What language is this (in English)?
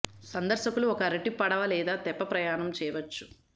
Telugu